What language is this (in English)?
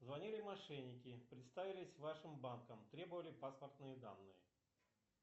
Russian